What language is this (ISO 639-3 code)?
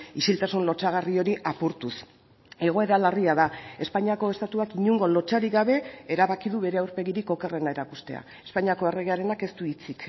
eus